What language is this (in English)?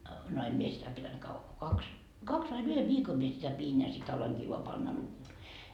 Finnish